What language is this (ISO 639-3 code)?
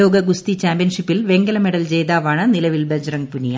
mal